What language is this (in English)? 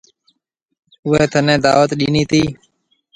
Marwari (Pakistan)